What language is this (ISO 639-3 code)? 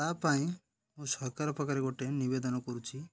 ori